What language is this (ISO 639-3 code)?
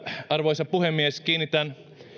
fin